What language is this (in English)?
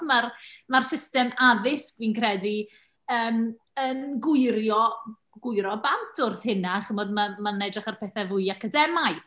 Welsh